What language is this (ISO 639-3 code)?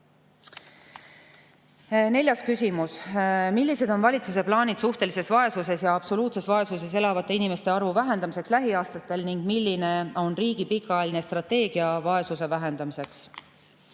est